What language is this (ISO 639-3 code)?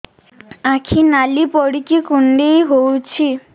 ori